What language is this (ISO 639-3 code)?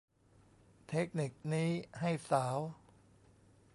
tha